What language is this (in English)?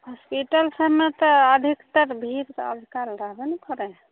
Maithili